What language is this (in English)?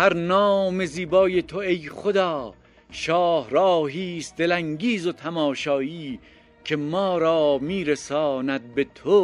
Persian